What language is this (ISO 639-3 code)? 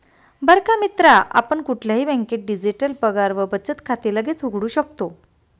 mar